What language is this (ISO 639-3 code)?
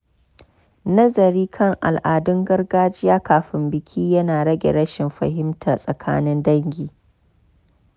hau